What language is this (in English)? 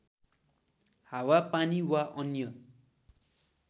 Nepali